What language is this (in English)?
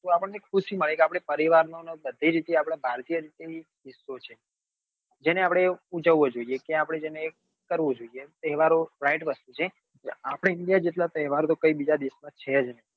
Gujarati